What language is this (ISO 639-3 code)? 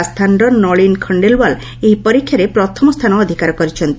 ori